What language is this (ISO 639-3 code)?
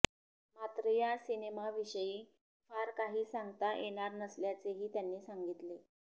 mar